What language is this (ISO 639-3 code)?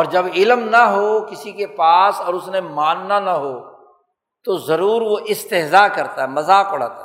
urd